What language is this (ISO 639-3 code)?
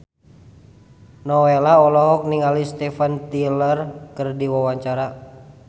sun